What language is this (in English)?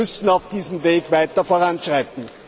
German